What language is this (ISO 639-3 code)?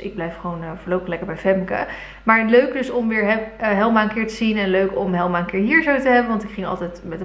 nld